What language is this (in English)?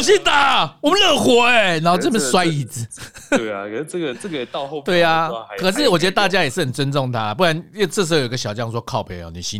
Chinese